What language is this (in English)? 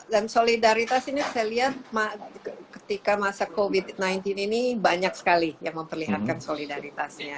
Indonesian